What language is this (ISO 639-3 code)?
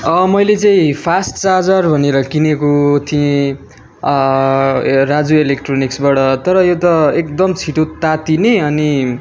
nep